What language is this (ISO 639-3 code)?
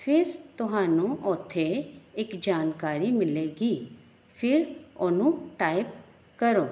pan